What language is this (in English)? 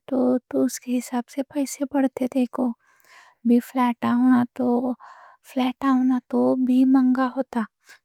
Deccan